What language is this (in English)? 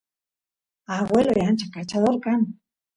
Santiago del Estero Quichua